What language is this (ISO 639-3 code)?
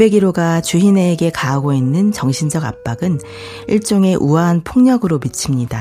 kor